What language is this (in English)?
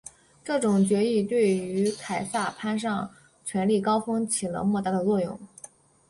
Chinese